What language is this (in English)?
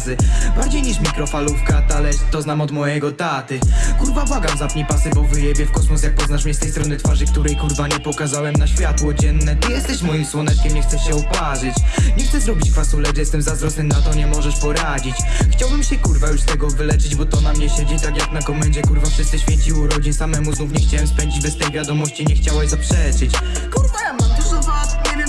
Polish